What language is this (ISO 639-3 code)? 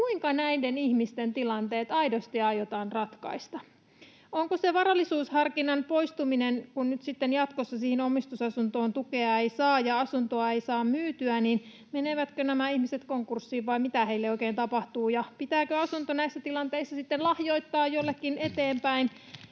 fin